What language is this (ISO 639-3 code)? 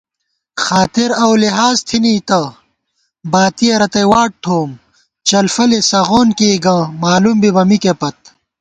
gwt